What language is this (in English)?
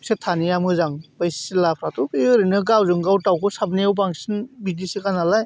Bodo